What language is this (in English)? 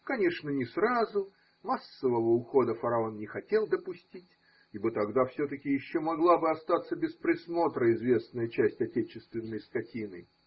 Russian